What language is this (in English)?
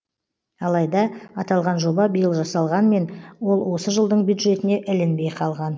Kazakh